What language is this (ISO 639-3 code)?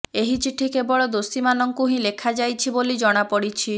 ori